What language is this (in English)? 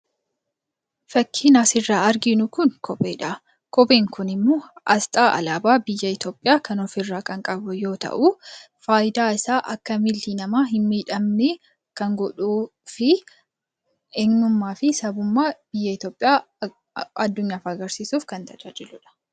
Oromo